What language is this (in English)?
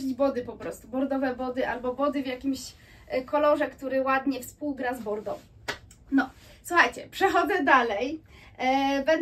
Polish